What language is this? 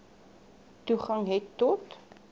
Afrikaans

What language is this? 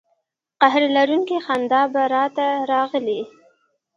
Pashto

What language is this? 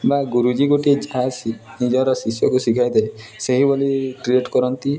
Odia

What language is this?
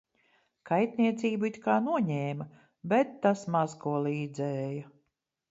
Latvian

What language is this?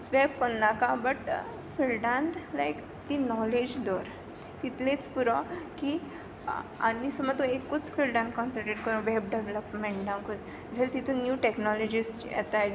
Konkani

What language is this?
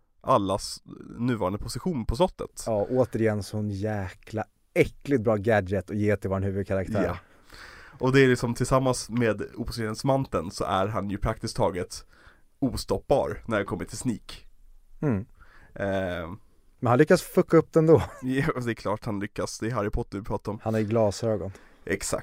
Swedish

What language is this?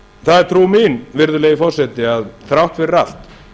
Icelandic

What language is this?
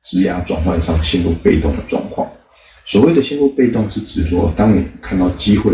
Chinese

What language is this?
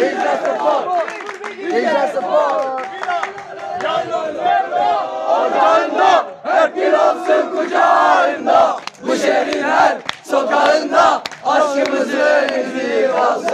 Arabic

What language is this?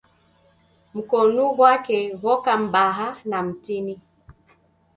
Taita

